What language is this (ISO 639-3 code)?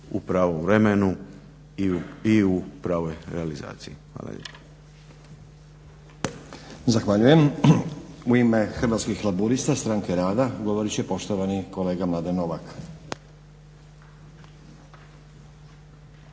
hrv